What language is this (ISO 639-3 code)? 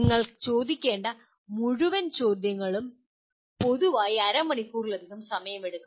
mal